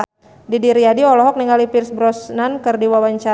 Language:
Sundanese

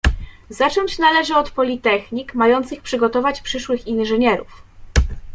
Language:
Polish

